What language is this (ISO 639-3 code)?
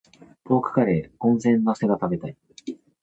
jpn